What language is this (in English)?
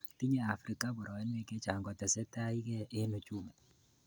Kalenjin